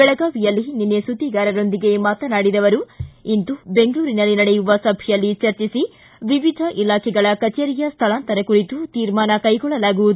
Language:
Kannada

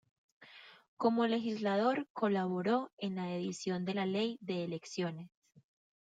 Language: Spanish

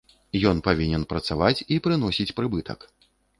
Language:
Belarusian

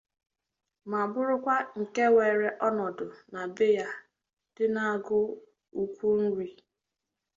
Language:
Igbo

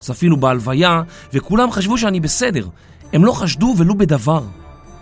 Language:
Hebrew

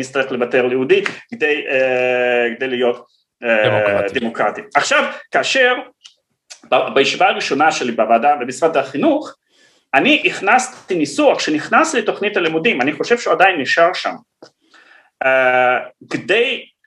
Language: Hebrew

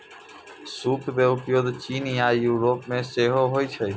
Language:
Maithili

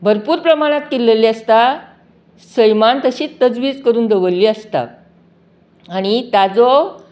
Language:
Konkani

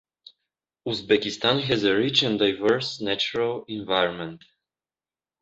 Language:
English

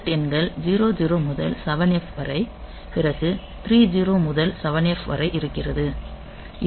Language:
Tamil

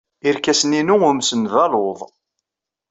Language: Kabyle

